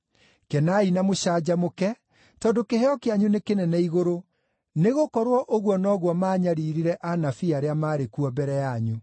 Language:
Kikuyu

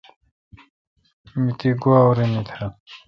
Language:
Kalkoti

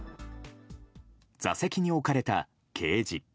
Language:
Japanese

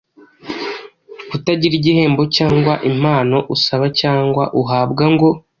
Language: Kinyarwanda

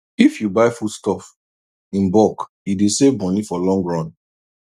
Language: Nigerian Pidgin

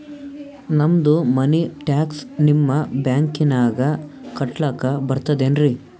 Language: Kannada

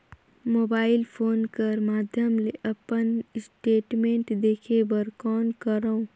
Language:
Chhattisgarhi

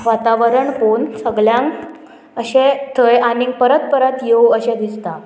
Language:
Konkani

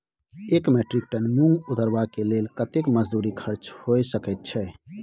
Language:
Maithili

